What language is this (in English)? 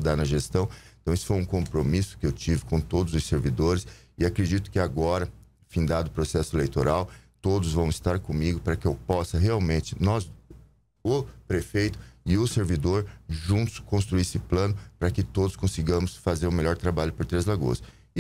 Portuguese